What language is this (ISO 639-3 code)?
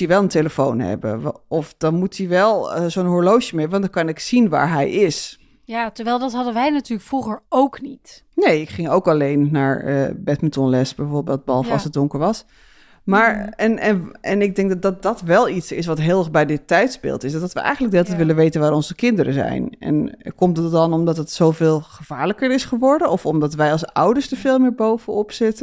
nld